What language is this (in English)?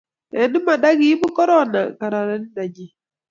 Kalenjin